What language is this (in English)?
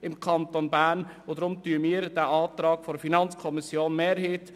Swiss German